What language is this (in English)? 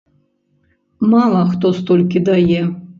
Belarusian